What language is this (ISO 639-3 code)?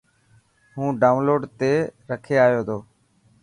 mki